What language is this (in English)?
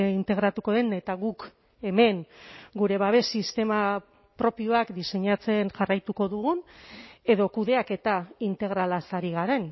Basque